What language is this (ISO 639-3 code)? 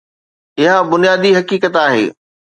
snd